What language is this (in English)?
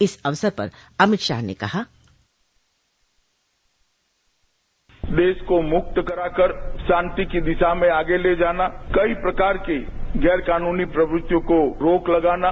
Hindi